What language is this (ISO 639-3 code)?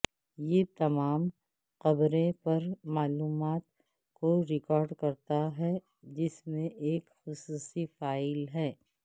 urd